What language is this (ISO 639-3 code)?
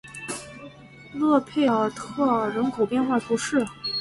zho